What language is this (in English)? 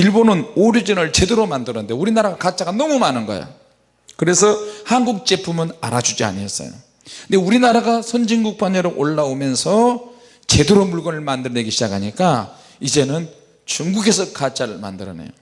Korean